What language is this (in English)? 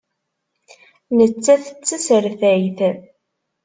Kabyle